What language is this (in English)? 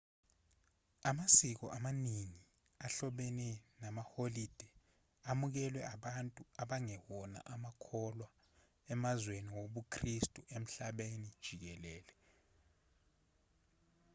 Zulu